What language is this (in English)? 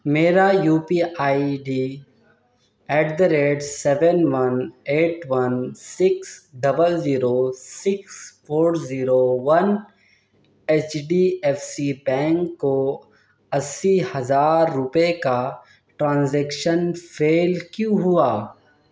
Urdu